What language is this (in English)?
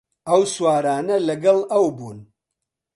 Central Kurdish